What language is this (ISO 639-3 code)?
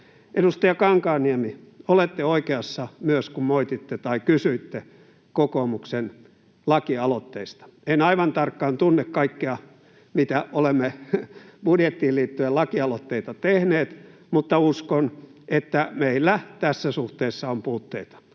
fin